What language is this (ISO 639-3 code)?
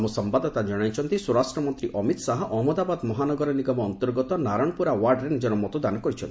ori